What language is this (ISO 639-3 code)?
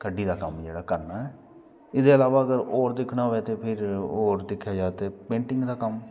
doi